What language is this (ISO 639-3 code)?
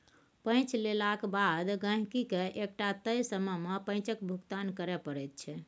mai